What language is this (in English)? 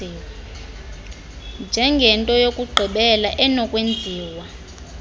Xhosa